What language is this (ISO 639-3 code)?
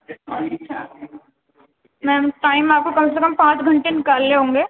urd